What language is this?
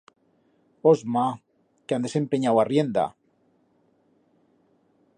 Aragonese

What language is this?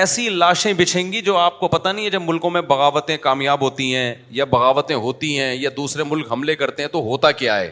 Urdu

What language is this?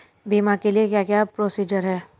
Hindi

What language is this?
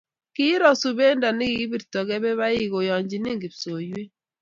Kalenjin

